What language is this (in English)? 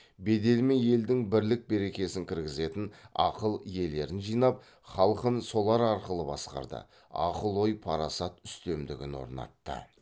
Kazakh